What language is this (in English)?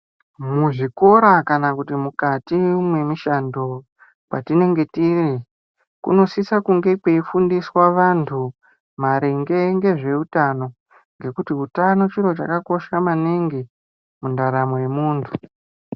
Ndau